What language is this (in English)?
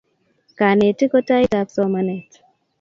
Kalenjin